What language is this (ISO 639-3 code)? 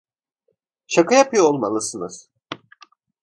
tur